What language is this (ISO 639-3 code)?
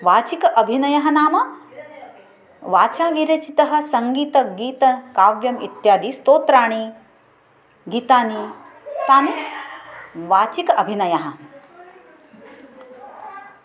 san